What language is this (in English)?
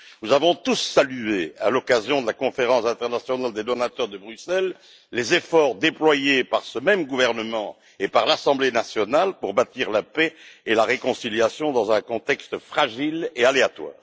French